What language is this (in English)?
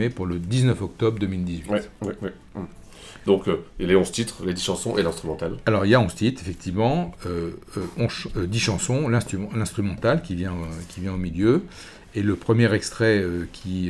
French